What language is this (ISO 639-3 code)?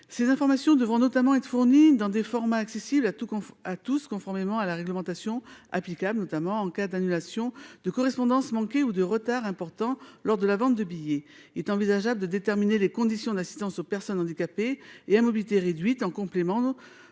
fra